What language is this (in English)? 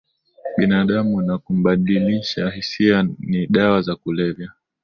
Swahili